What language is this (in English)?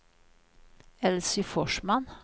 Swedish